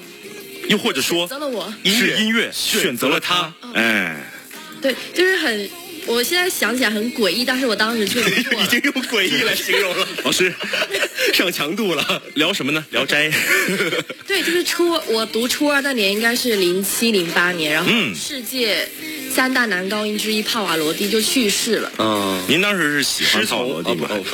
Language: Chinese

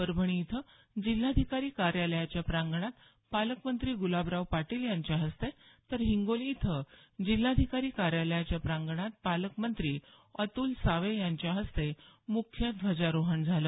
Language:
Marathi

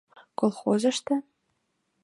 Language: Mari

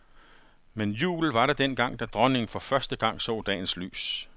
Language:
Danish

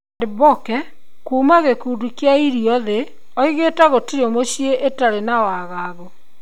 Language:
Kikuyu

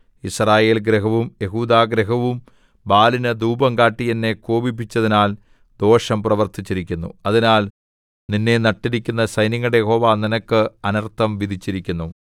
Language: Malayalam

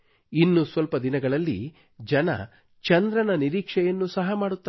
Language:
Kannada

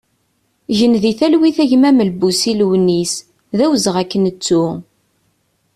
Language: Kabyle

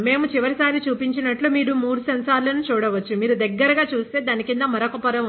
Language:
Telugu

